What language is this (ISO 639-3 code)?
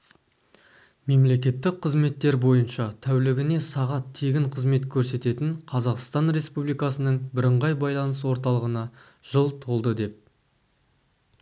kaz